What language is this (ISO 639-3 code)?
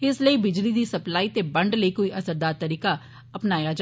doi